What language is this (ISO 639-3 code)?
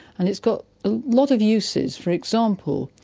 eng